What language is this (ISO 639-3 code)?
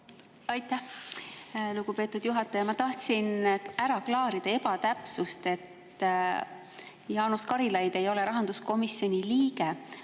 est